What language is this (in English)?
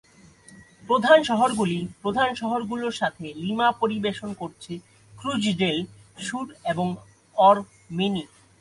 Bangla